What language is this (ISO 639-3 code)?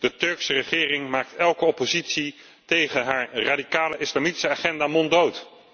nld